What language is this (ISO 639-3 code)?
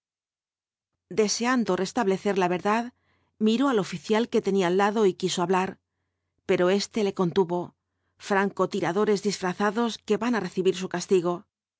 spa